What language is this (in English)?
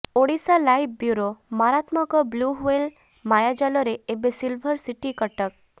Odia